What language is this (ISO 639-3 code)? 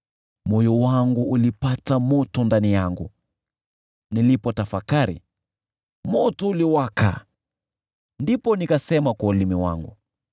swa